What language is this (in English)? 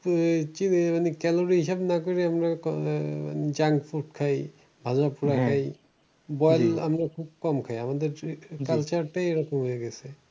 Bangla